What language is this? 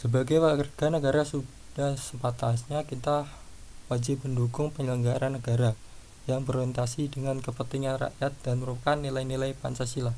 Indonesian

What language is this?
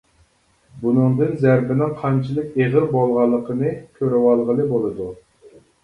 Uyghur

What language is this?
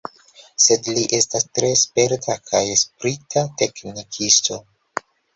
Esperanto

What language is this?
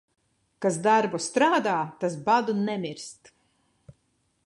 Latvian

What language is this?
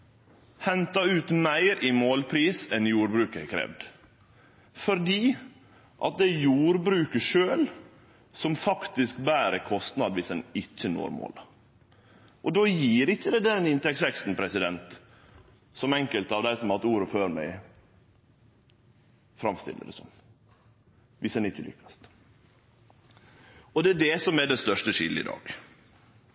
Norwegian Nynorsk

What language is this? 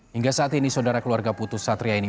Indonesian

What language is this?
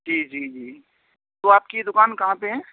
Urdu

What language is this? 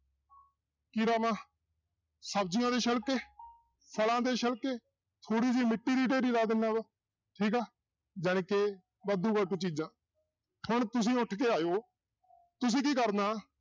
Punjabi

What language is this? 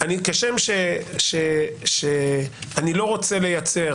Hebrew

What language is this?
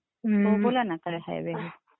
Marathi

